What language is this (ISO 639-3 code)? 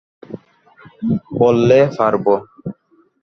ben